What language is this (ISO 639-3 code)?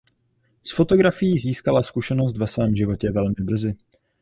ces